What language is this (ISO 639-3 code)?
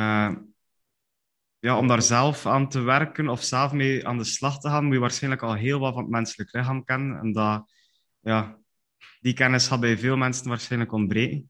nld